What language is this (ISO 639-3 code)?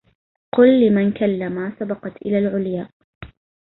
ara